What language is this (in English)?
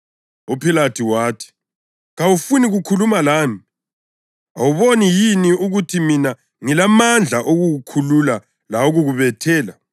North Ndebele